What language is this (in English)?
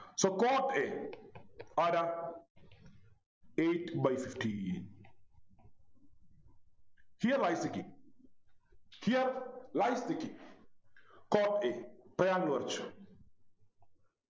Malayalam